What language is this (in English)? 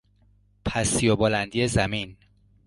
Persian